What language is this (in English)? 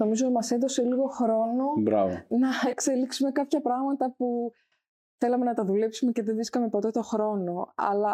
Greek